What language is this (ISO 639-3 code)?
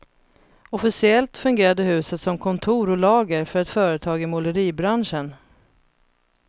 swe